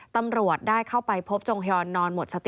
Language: Thai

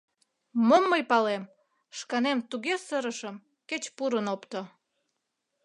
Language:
Mari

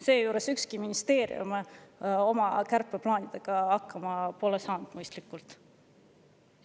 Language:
Estonian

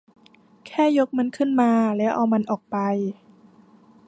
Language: Thai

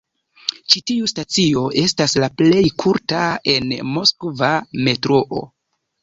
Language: Esperanto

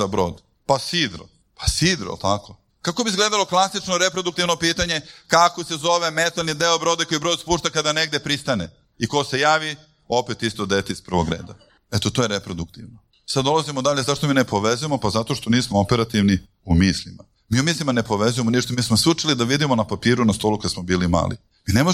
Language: Croatian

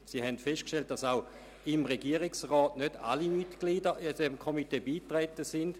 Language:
Swiss German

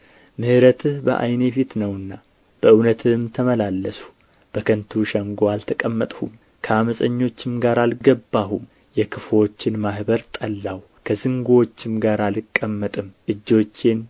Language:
Amharic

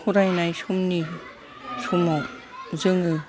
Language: Bodo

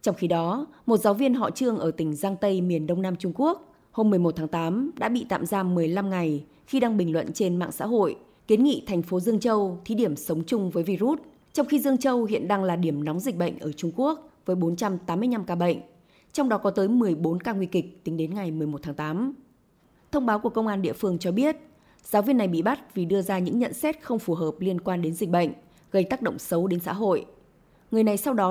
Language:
Vietnamese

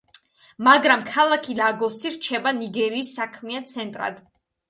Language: Georgian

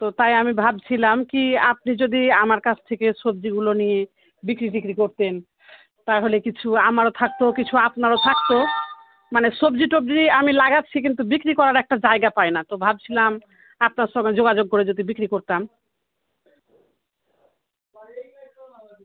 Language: Bangla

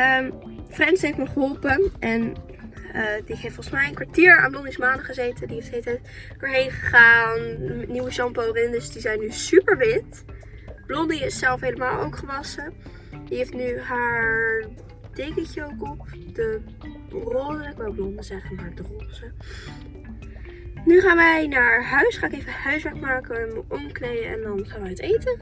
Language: Dutch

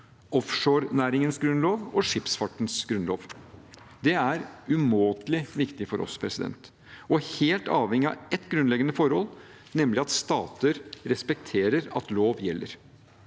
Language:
Norwegian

